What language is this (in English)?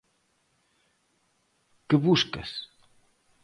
Galician